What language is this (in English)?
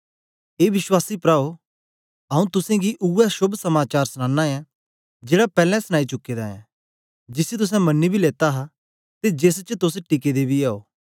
Dogri